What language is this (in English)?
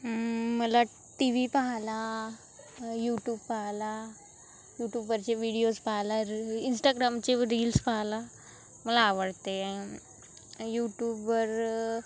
Marathi